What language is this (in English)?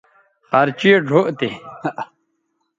Bateri